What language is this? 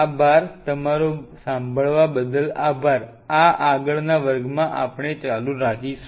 Gujarati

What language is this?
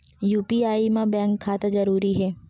Chhattisgarhi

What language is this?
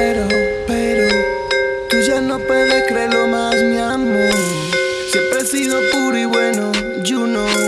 Japanese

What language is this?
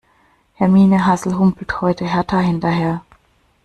German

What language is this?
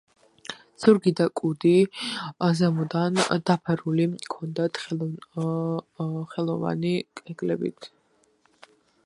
Georgian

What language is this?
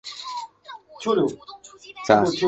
Chinese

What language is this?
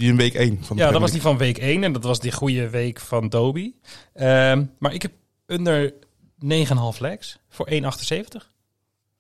Dutch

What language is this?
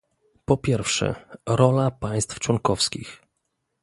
Polish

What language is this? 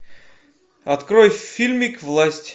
Russian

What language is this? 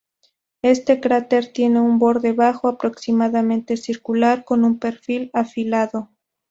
Spanish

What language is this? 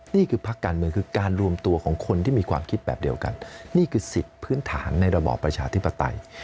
Thai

